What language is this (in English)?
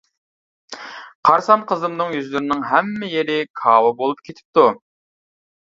Uyghur